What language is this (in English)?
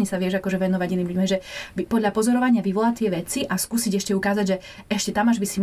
Slovak